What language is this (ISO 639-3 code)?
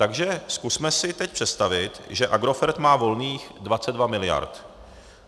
ces